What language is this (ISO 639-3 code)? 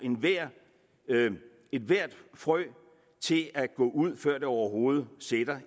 dan